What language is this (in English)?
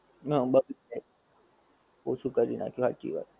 Gujarati